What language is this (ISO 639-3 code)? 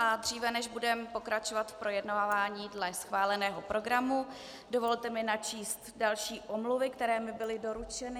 ces